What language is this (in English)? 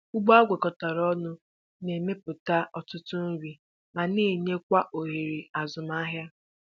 Igbo